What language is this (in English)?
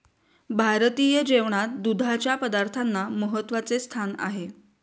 Marathi